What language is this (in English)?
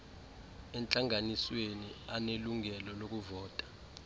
Xhosa